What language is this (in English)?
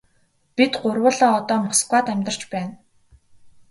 Mongolian